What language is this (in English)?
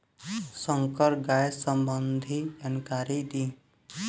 Bhojpuri